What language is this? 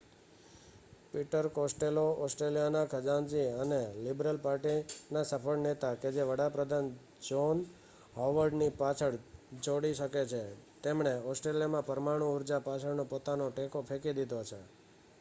Gujarati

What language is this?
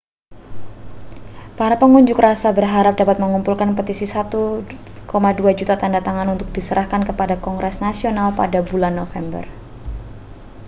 Indonesian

